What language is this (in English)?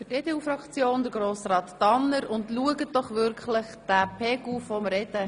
Swiss German